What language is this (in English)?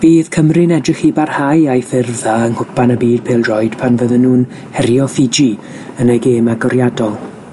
Welsh